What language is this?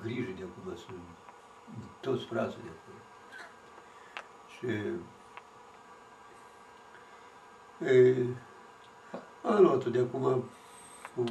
Romanian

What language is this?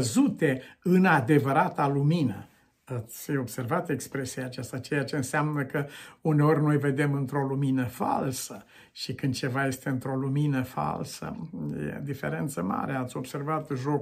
Romanian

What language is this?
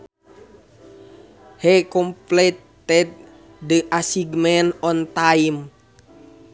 Sundanese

